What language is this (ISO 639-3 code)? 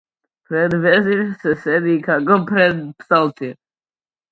mkd